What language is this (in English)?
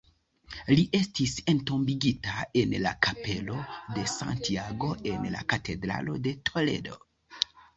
Esperanto